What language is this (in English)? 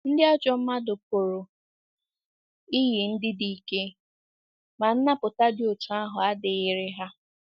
Igbo